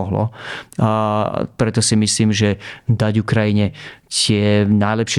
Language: Slovak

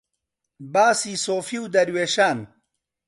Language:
Central Kurdish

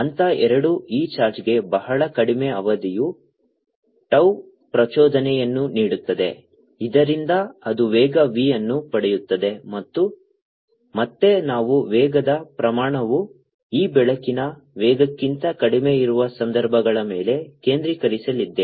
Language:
Kannada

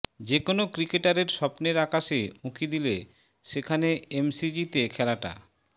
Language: Bangla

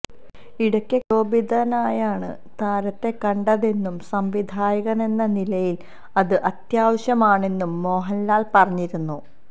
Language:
Malayalam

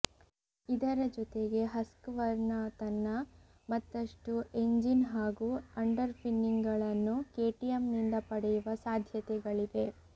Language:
Kannada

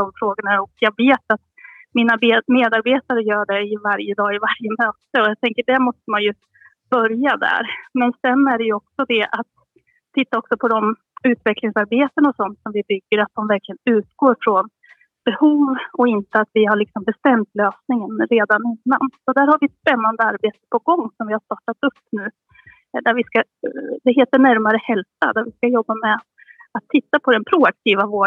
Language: Swedish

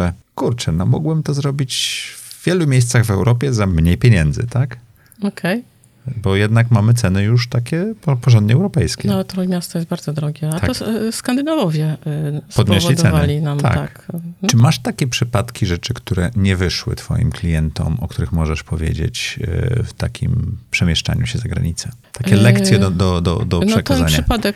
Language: Polish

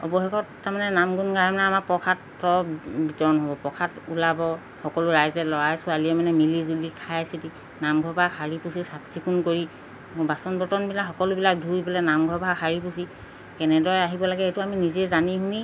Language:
Assamese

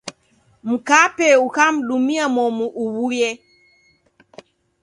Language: Taita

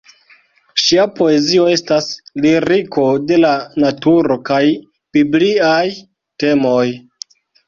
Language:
Esperanto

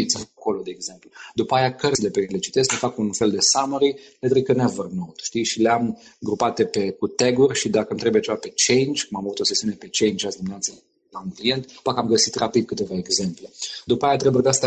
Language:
Romanian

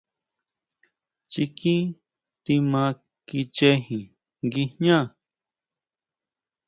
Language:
Huautla Mazatec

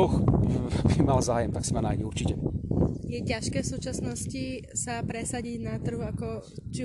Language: Slovak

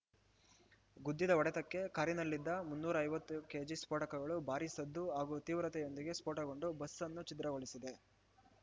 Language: Kannada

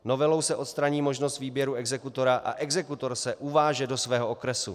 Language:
Czech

